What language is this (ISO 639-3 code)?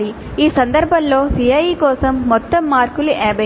tel